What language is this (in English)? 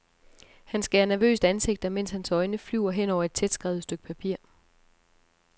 Danish